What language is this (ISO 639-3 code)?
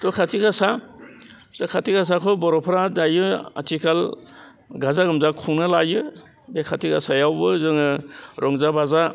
brx